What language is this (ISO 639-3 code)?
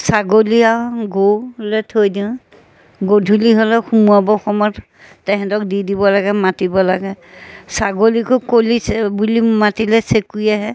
asm